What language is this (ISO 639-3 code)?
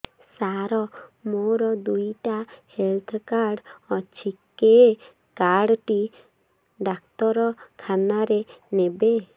ori